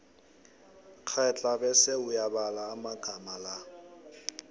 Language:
South Ndebele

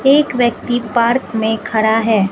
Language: Hindi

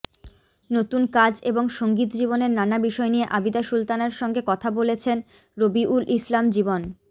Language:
Bangla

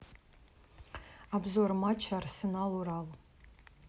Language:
Russian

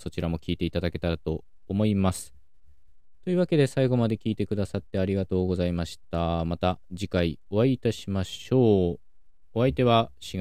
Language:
Japanese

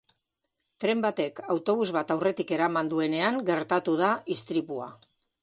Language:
Basque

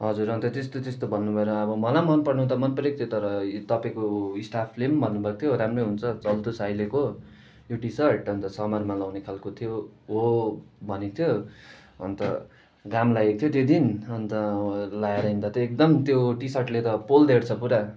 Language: Nepali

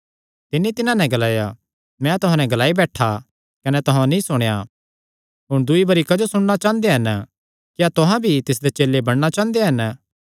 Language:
Kangri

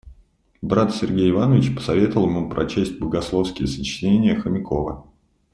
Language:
Russian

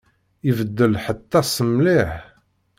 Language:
Kabyle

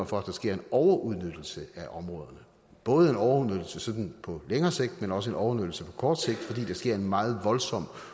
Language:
Danish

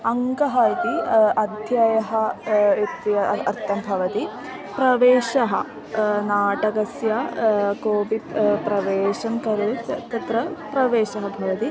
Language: Sanskrit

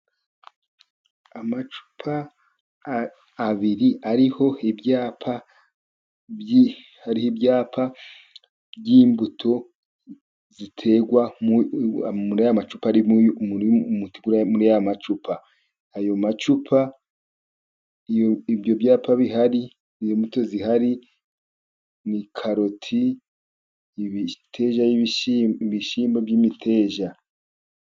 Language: Kinyarwanda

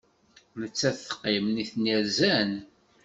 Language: Kabyle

